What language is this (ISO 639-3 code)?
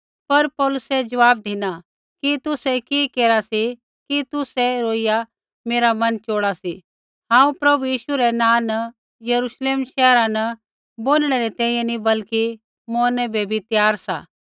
kfx